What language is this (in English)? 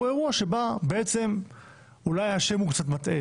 Hebrew